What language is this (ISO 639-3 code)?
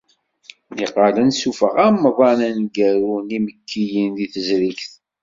kab